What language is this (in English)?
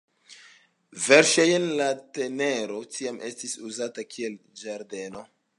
Esperanto